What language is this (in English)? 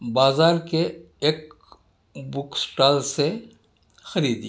Urdu